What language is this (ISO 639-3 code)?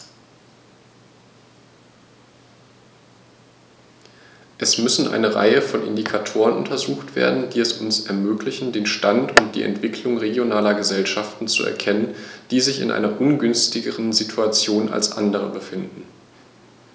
deu